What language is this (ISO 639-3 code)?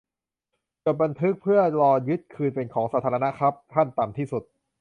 tha